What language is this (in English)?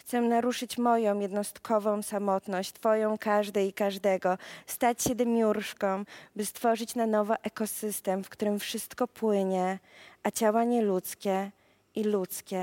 Polish